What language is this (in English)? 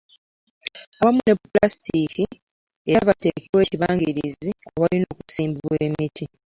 Ganda